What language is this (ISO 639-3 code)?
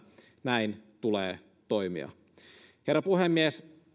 fin